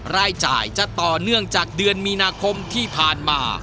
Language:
Thai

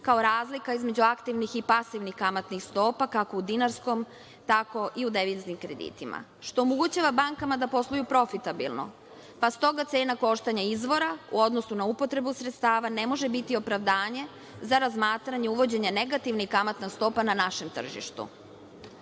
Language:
Serbian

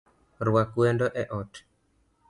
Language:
Luo (Kenya and Tanzania)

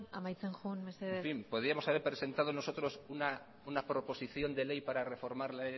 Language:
Spanish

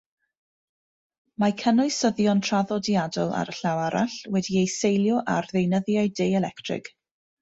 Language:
Welsh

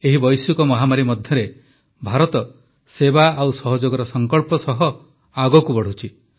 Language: Odia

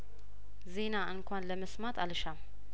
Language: Amharic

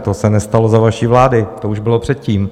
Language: Czech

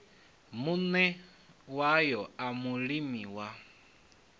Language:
Venda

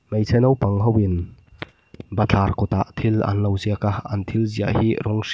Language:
Mizo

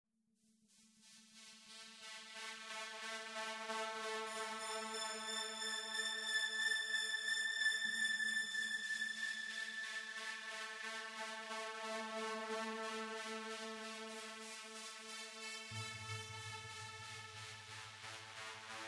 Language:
Russian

